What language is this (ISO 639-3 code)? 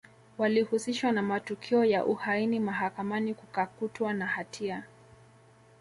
swa